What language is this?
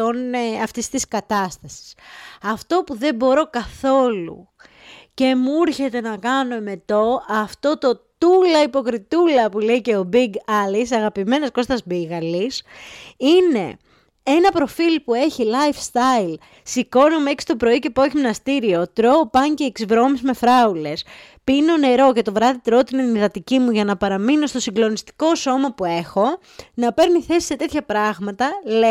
Greek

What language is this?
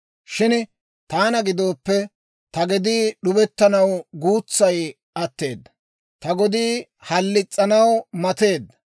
Dawro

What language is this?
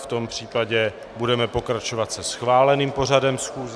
Czech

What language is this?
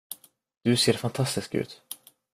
Swedish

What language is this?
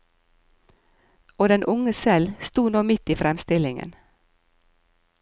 Norwegian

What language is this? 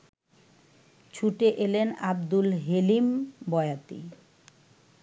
Bangla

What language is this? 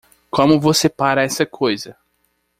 Portuguese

